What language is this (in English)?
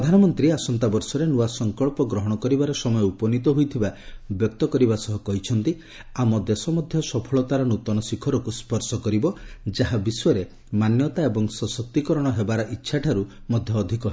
Odia